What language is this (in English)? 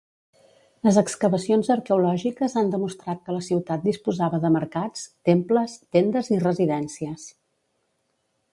Catalan